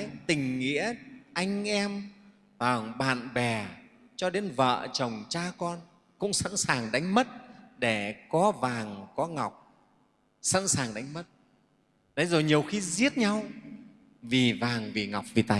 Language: Vietnamese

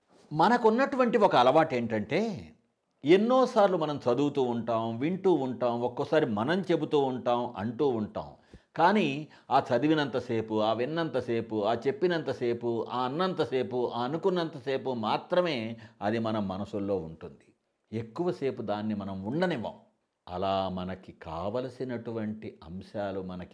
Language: Telugu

